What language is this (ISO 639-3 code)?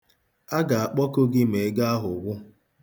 ibo